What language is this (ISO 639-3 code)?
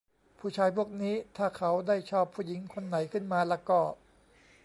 tha